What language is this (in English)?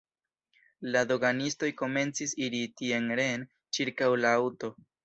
Esperanto